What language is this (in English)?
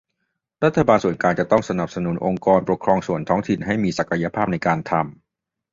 Thai